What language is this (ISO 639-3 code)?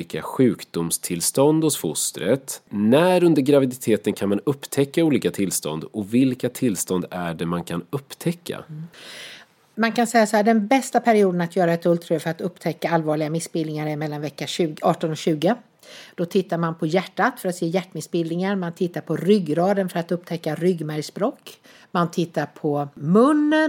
swe